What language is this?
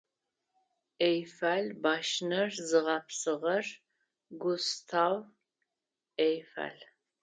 Adyghe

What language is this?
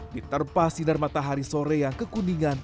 Indonesian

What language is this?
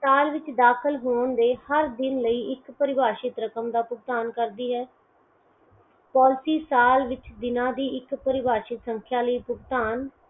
Punjabi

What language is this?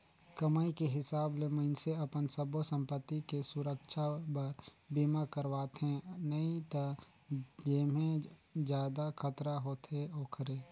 Chhattisgarhi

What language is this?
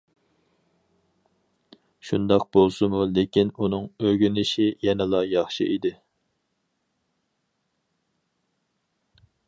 Uyghur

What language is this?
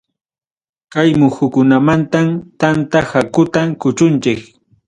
Ayacucho Quechua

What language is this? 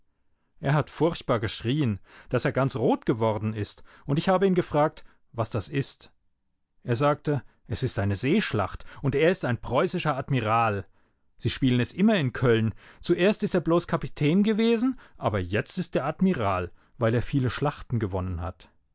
German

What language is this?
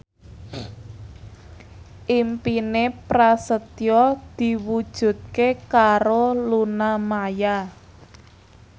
Javanese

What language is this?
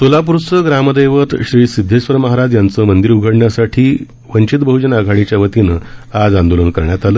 Marathi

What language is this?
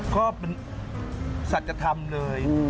Thai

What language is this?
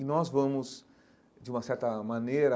Portuguese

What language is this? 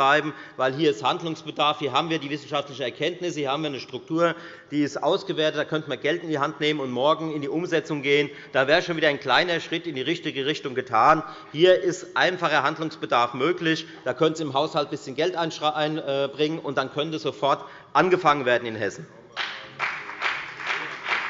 German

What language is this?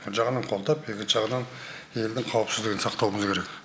Kazakh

